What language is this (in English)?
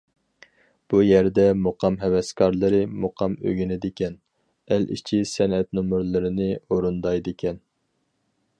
Uyghur